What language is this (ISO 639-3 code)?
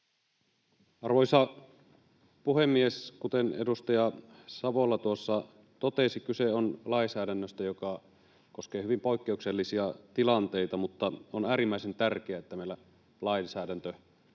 fin